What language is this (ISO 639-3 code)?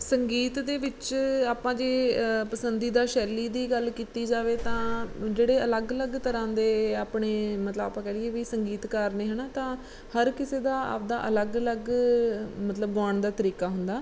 pan